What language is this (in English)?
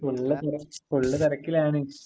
Malayalam